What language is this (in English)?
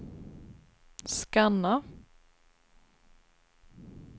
Swedish